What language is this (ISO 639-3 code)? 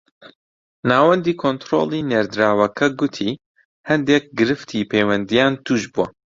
ckb